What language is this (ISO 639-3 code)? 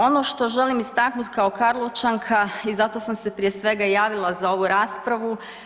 hrv